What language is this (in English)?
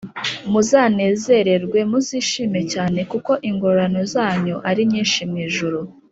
Kinyarwanda